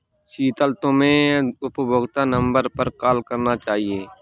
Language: Hindi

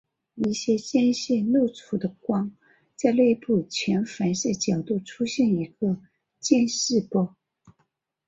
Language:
Chinese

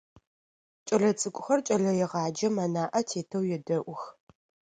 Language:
Adyghe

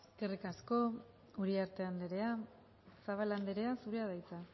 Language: Basque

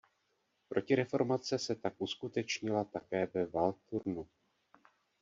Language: Czech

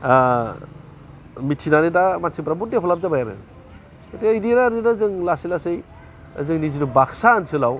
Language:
Bodo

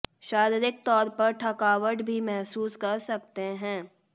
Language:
Hindi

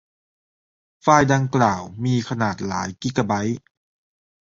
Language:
Thai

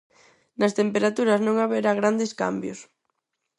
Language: Galician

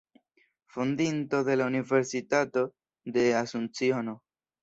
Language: Esperanto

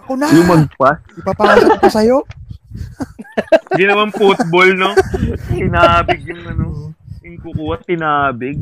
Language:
Filipino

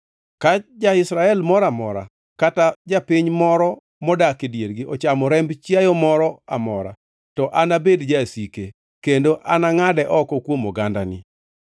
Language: Luo (Kenya and Tanzania)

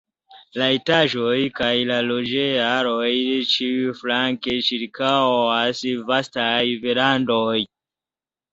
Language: Esperanto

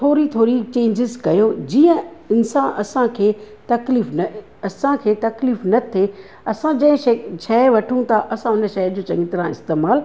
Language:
Sindhi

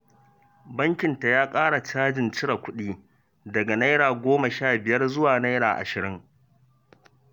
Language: Hausa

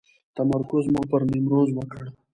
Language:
Pashto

